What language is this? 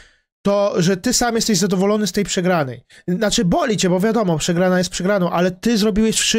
Polish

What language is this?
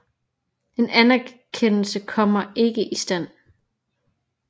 Danish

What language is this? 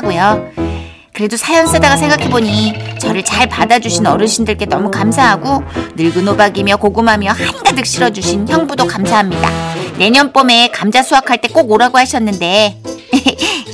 Korean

